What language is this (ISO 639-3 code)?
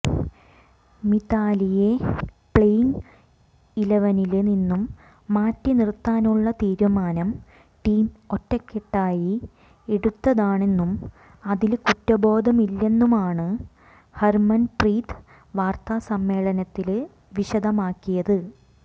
mal